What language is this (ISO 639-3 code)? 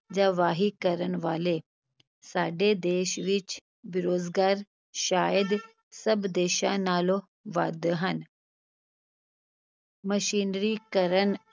pan